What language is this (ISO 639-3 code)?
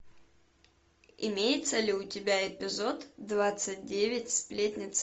rus